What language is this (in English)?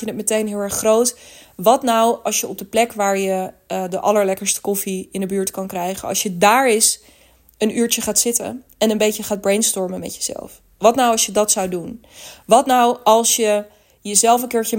Dutch